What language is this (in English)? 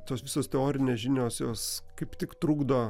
Lithuanian